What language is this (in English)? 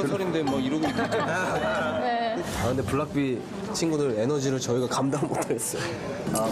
Korean